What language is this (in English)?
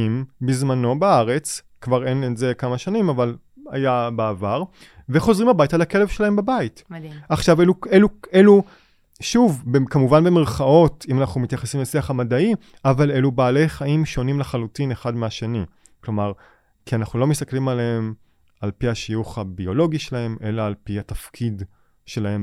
Hebrew